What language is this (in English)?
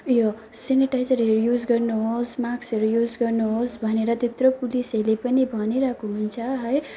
Nepali